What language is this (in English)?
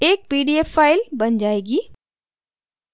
Hindi